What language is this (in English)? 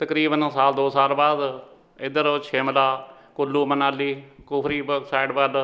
Punjabi